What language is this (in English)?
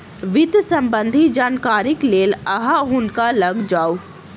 Maithili